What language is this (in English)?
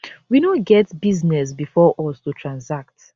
Nigerian Pidgin